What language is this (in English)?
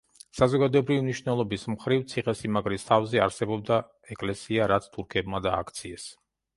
Georgian